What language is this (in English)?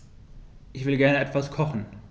German